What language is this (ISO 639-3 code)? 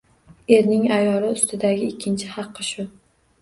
uzb